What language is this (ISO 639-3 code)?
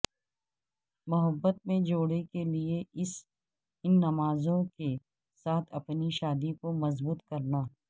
urd